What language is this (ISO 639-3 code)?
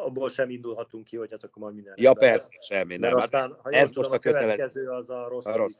hun